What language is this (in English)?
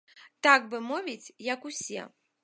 Belarusian